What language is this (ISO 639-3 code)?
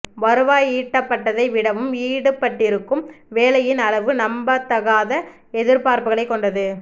tam